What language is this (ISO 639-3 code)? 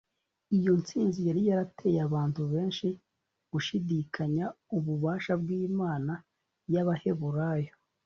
kin